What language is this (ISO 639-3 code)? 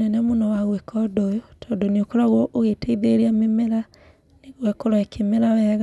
kik